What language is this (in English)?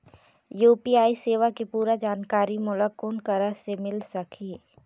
Chhattisgarhi